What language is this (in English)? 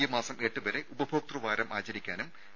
Malayalam